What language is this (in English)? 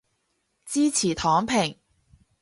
Cantonese